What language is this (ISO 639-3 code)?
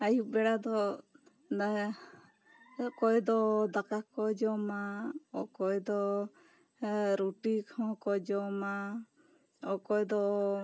sat